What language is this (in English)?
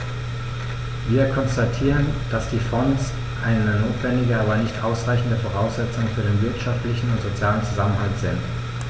German